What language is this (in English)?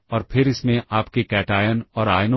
Hindi